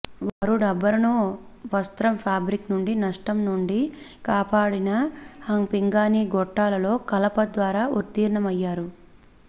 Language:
Telugu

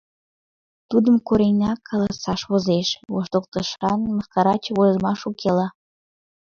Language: Mari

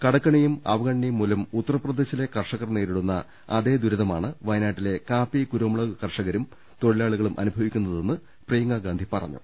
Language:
Malayalam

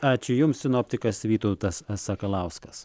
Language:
Lithuanian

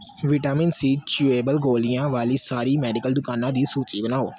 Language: Punjabi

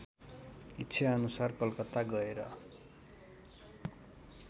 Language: Nepali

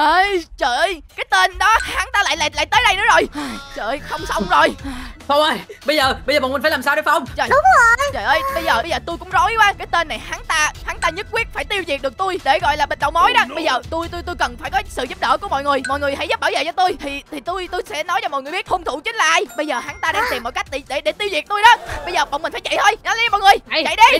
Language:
Vietnamese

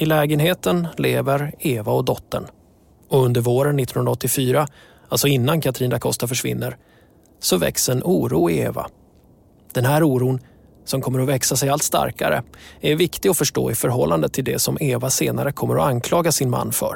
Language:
Swedish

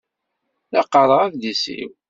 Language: Kabyle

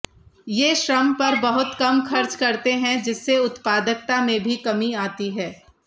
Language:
Hindi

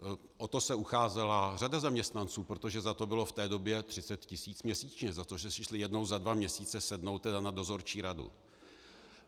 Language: Czech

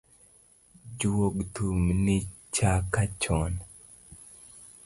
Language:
Luo (Kenya and Tanzania)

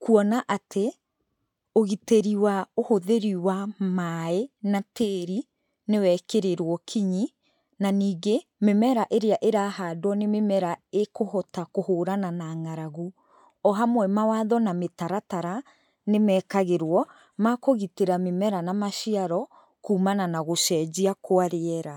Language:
Kikuyu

